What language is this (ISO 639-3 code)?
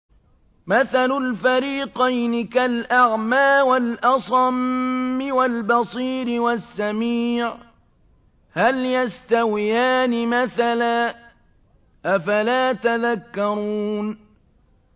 ara